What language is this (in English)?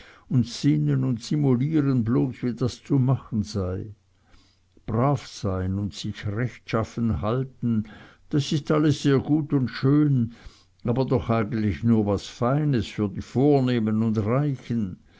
German